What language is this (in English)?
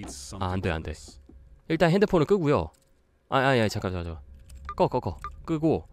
Korean